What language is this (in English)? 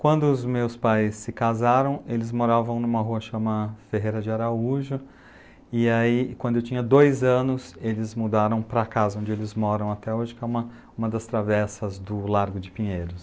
Portuguese